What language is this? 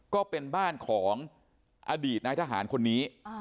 Thai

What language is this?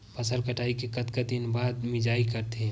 Chhattisgarhi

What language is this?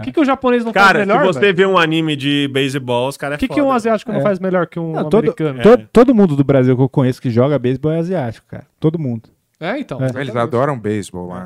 Portuguese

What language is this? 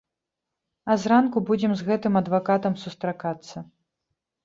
Belarusian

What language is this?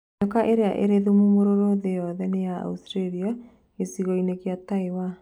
Kikuyu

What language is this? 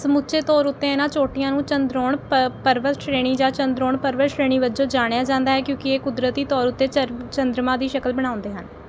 Punjabi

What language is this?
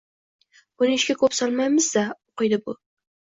Uzbek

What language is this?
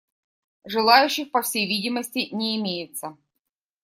Russian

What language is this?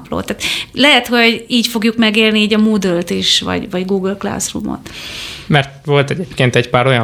Hungarian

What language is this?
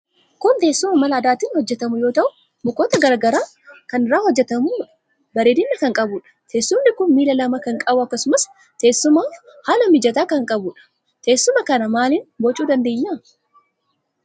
Oromo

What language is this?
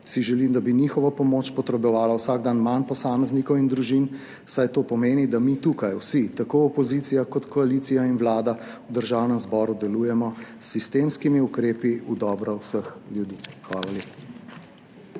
Slovenian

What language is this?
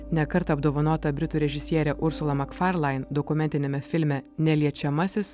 Lithuanian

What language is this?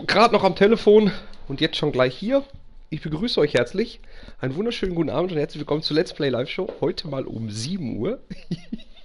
German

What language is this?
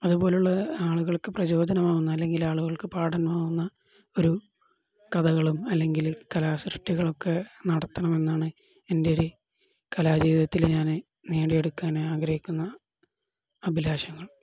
Malayalam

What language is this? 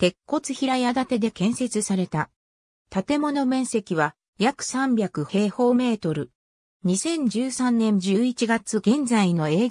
Japanese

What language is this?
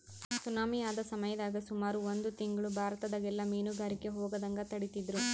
Kannada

